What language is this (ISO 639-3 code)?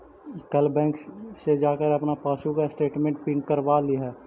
mag